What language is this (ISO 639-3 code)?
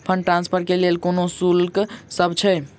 mai